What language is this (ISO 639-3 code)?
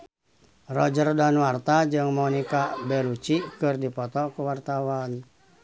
sun